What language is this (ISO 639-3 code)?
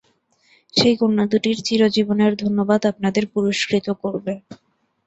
ben